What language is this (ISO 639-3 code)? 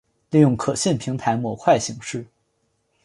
zho